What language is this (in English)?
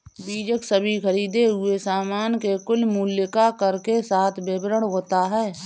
Hindi